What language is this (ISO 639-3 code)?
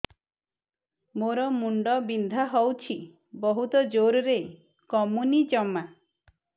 ori